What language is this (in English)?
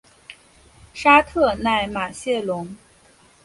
Chinese